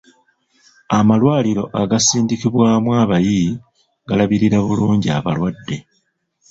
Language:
Ganda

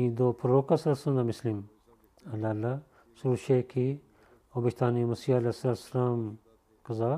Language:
Bulgarian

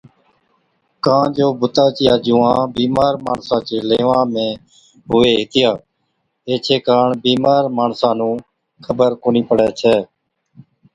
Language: Od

